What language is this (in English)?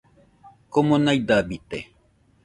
Nüpode Huitoto